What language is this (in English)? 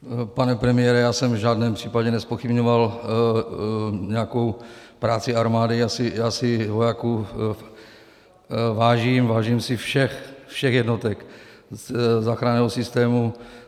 Czech